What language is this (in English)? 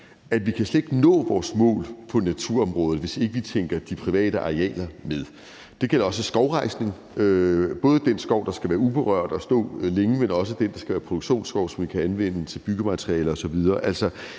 Danish